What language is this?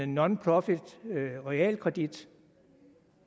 Danish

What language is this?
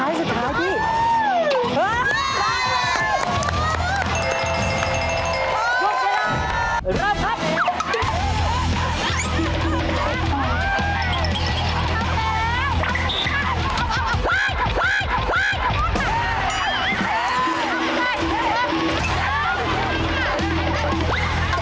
Thai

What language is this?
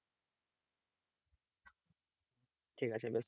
Bangla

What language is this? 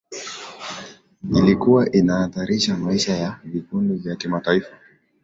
Swahili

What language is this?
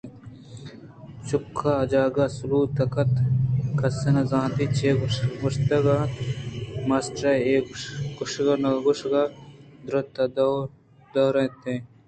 Eastern Balochi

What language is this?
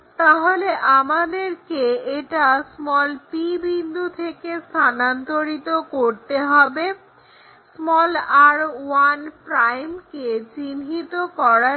Bangla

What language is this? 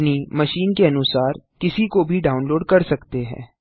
Hindi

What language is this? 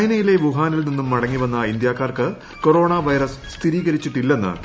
Malayalam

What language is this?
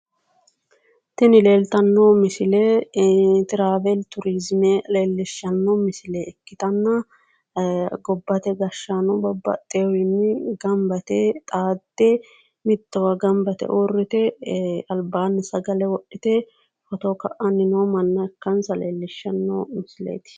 Sidamo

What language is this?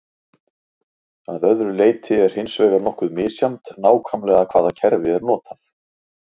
Icelandic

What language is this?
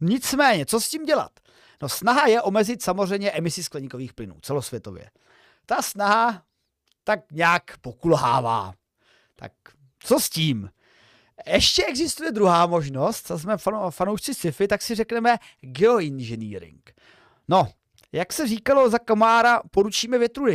Czech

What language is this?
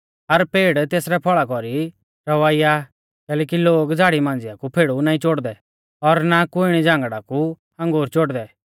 Mahasu Pahari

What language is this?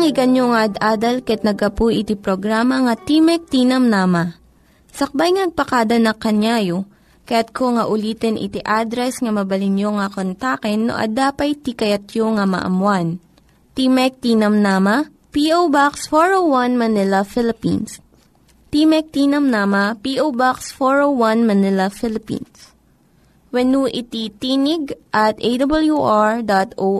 Filipino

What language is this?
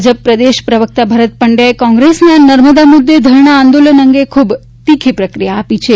Gujarati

